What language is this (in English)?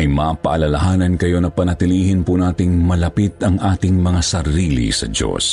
Filipino